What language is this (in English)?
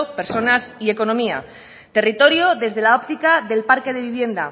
Spanish